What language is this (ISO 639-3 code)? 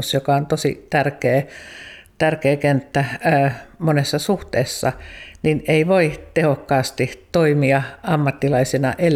fin